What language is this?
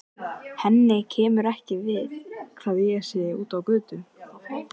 Icelandic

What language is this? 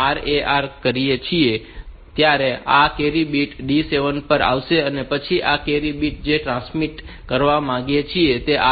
Gujarati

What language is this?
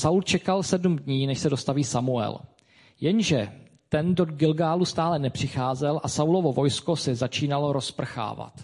Czech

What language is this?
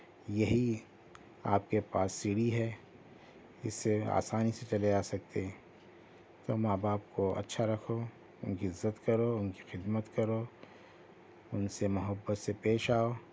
Urdu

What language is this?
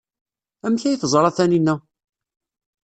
Kabyle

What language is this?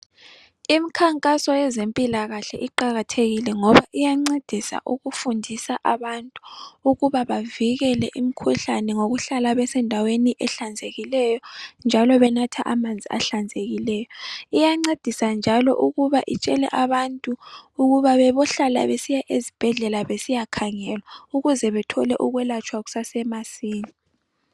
North Ndebele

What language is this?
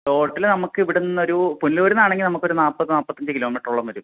Malayalam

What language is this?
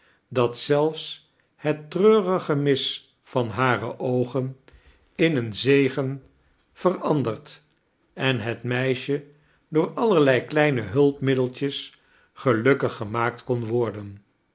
Dutch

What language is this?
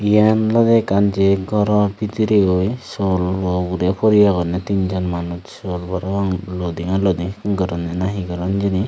Chakma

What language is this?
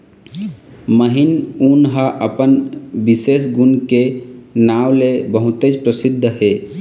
Chhattisgarhi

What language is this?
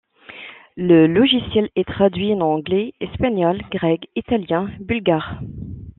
French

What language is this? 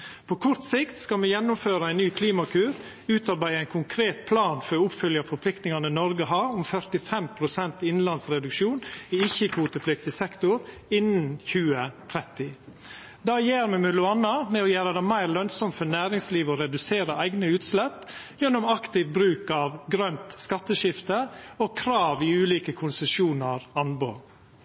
Norwegian Nynorsk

